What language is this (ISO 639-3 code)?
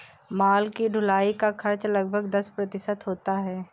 hin